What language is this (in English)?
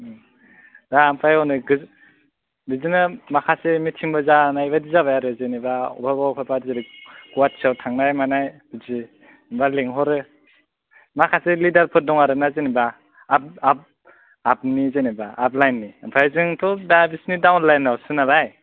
Bodo